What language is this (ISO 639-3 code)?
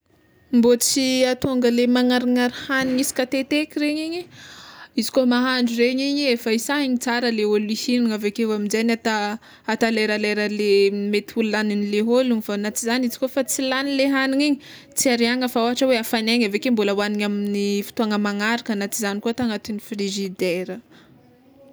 xmw